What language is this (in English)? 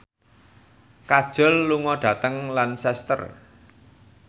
Javanese